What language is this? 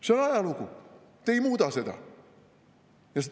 Estonian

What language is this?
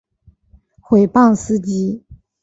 Chinese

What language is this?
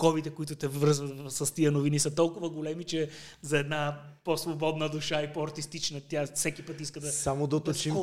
Bulgarian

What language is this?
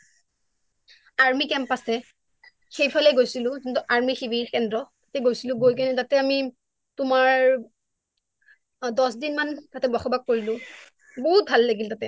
Assamese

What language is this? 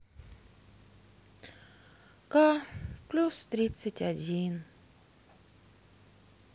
Russian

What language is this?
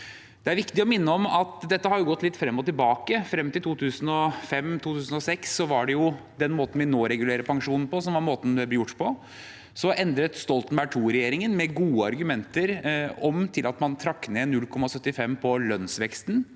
Norwegian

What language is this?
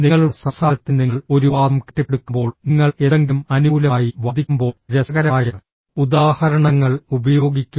Malayalam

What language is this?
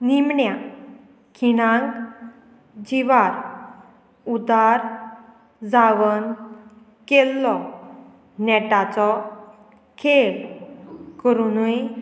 Konkani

